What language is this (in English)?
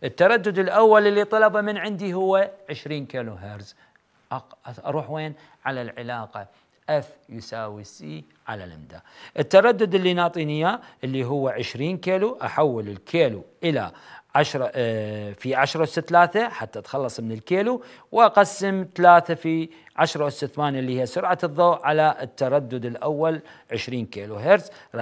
Arabic